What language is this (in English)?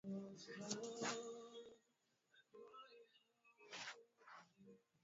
Swahili